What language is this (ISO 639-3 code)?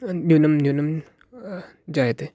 san